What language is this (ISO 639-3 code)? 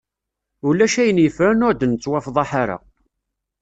kab